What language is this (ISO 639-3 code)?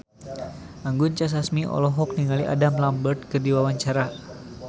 sun